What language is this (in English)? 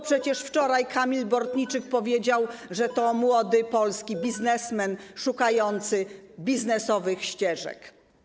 Polish